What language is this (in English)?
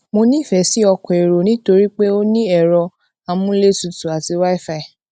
Yoruba